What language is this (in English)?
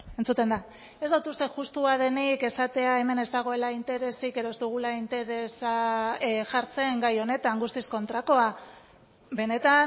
Basque